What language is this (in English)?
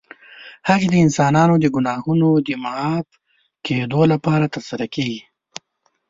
Pashto